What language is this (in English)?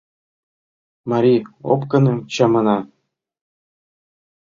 Mari